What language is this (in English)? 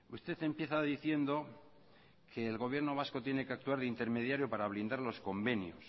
Spanish